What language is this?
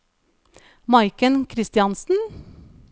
Norwegian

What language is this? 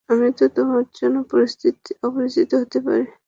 Bangla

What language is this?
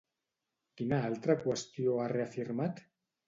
Catalan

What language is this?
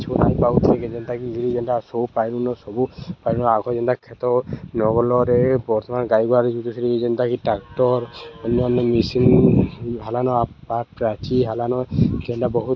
Odia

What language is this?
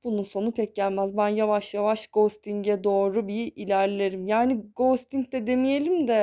Turkish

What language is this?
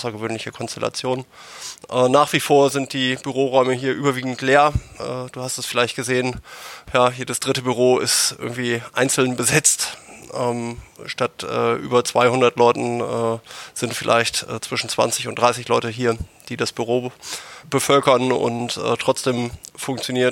German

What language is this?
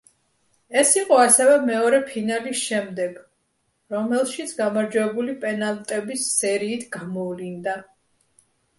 Georgian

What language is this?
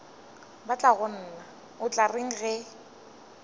Northern Sotho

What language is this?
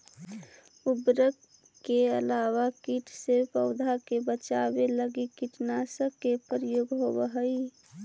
Magahi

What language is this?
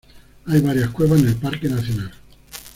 Spanish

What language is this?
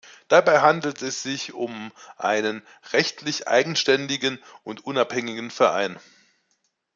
German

